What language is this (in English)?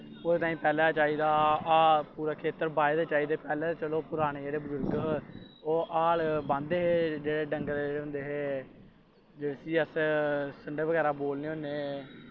Dogri